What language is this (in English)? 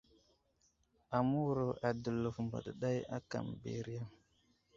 Wuzlam